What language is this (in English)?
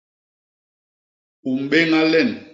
Basaa